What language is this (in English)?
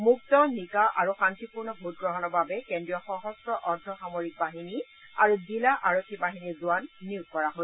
Assamese